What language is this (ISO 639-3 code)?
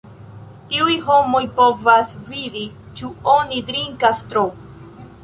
epo